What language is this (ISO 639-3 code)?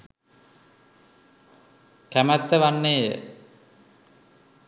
sin